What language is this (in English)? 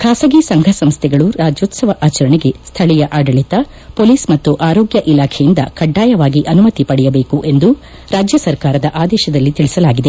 Kannada